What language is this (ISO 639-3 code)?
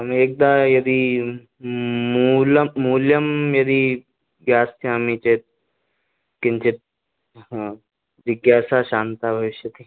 san